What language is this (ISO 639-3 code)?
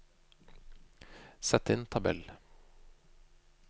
nor